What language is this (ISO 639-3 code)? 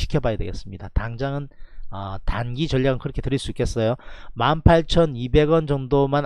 kor